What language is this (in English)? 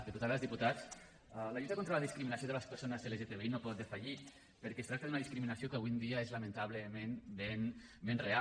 Catalan